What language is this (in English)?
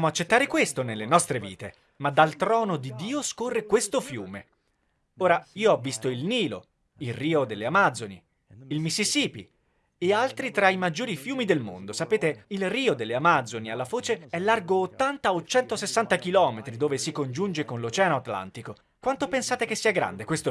Italian